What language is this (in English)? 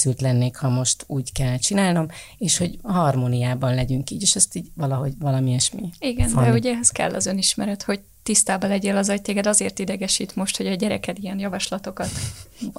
Hungarian